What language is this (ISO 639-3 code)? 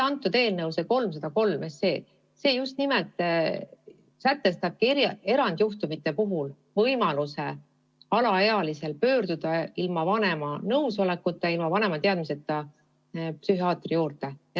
est